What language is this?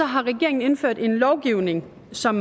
Danish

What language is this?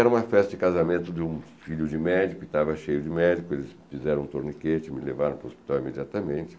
Portuguese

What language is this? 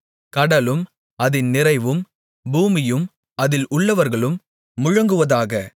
Tamil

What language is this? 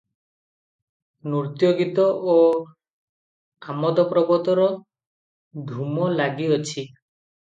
Odia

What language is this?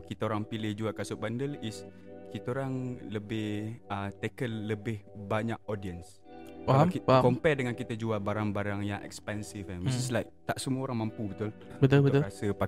Malay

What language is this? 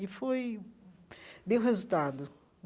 Portuguese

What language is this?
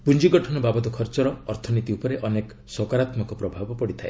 Odia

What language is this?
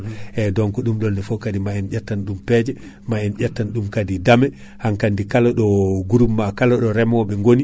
Fula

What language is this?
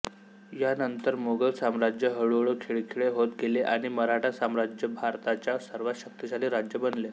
Marathi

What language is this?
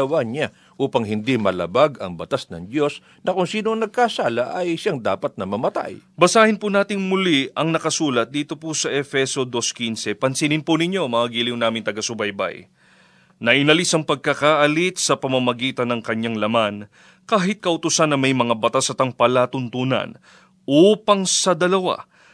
Filipino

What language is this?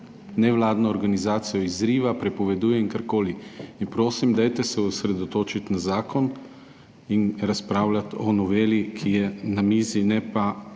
Slovenian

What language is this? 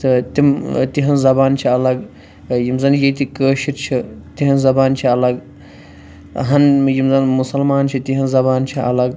Kashmiri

